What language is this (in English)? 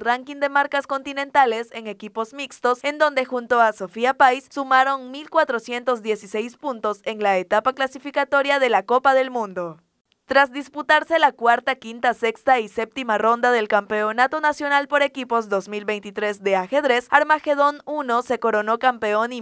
Spanish